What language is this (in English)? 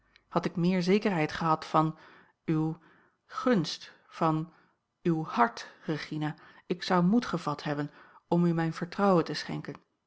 Dutch